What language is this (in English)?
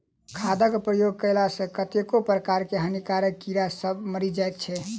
Maithili